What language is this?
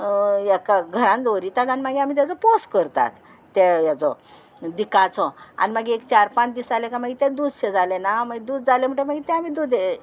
Konkani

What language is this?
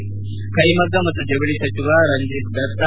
Kannada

